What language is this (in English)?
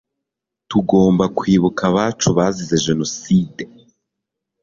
Kinyarwanda